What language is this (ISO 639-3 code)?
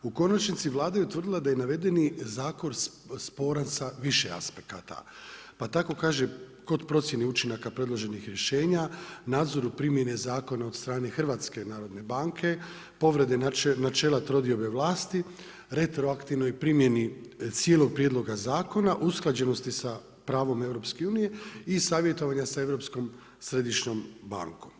hrv